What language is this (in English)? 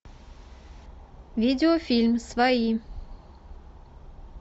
Russian